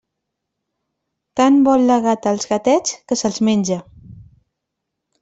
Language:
Catalan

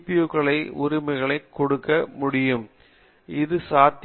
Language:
Tamil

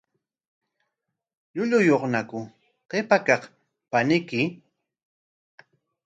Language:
Corongo Ancash Quechua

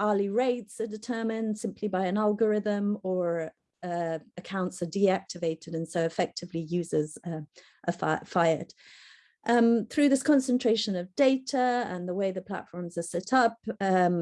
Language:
English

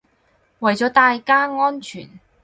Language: Cantonese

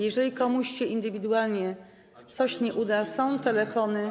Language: Polish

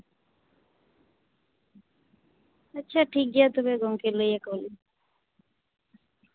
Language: Santali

